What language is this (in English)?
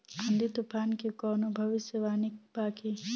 Bhojpuri